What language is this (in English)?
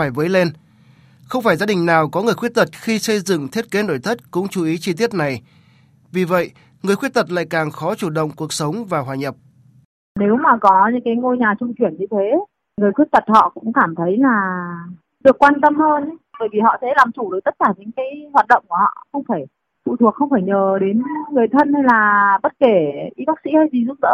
Vietnamese